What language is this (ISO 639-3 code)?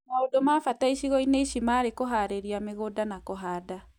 kik